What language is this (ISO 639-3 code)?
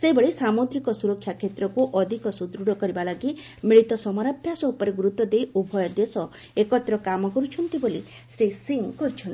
ori